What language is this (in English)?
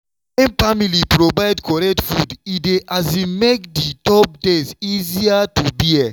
Nigerian Pidgin